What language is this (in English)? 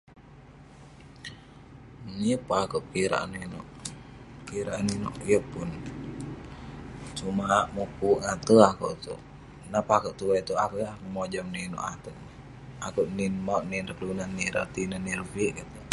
Western Penan